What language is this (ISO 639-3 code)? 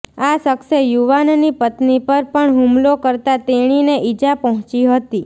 guj